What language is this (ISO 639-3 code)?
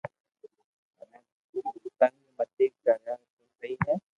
lrk